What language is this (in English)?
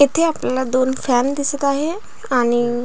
Marathi